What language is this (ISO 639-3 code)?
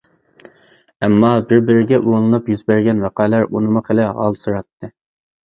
uig